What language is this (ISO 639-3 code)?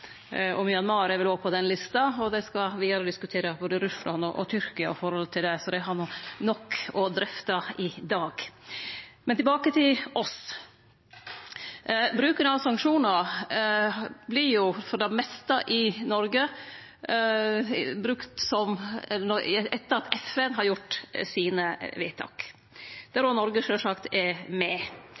nno